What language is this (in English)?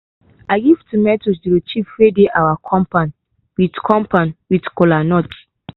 Nigerian Pidgin